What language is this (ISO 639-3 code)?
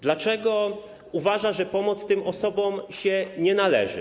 pol